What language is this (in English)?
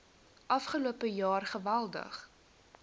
Afrikaans